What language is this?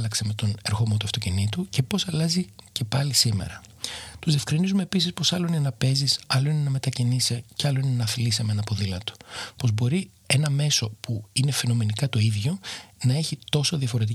Greek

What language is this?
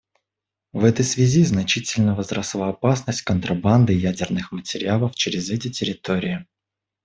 Russian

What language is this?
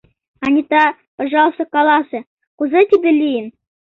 Mari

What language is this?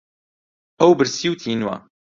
Central Kurdish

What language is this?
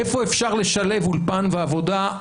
Hebrew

